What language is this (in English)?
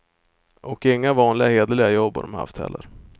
Swedish